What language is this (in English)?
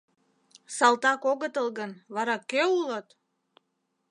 Mari